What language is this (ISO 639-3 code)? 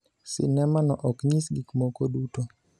luo